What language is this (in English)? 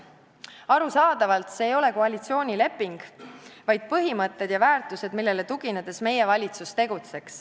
Estonian